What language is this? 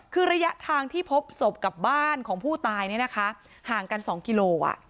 Thai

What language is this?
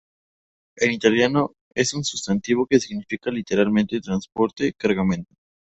Spanish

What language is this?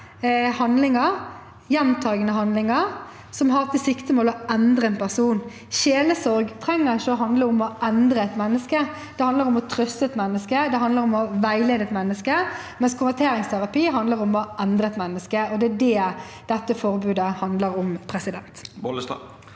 Norwegian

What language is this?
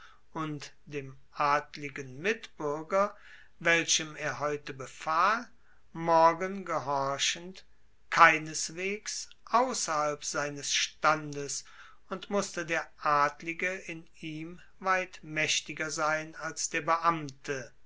German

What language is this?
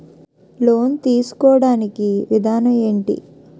Telugu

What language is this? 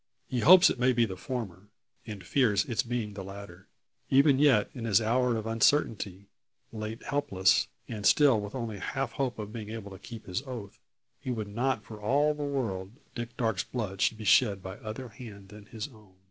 English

